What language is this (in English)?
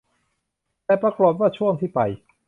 Thai